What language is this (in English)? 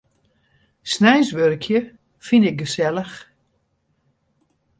Western Frisian